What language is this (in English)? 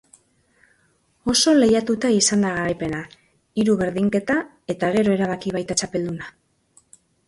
Basque